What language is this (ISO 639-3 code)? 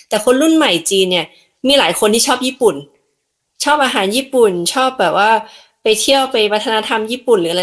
tha